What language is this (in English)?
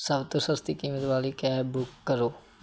Punjabi